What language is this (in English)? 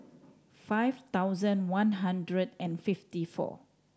English